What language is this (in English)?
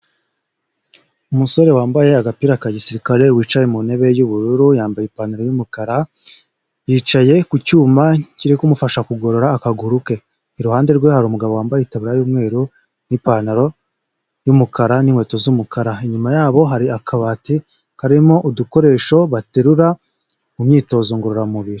Kinyarwanda